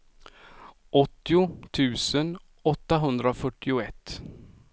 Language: Swedish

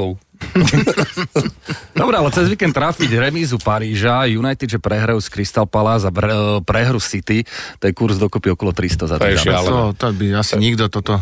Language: Slovak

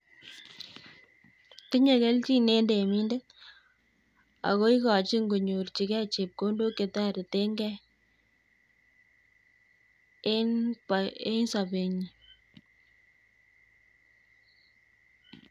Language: Kalenjin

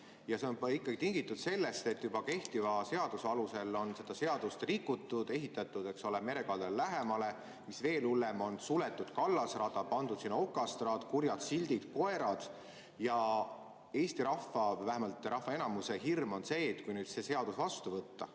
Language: Estonian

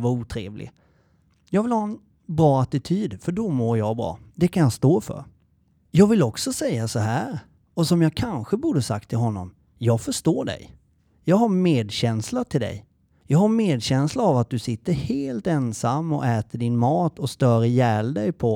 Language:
Swedish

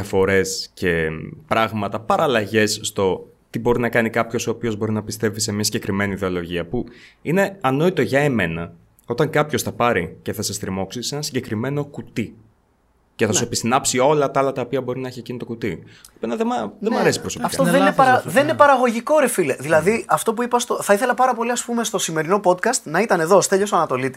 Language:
Greek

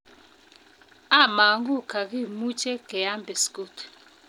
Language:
Kalenjin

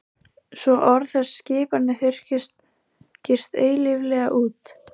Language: Icelandic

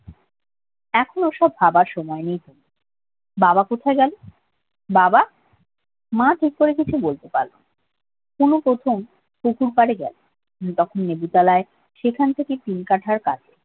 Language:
Bangla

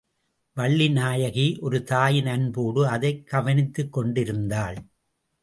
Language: Tamil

